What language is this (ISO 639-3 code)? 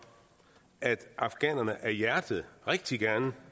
dan